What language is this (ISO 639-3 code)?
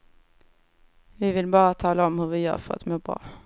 swe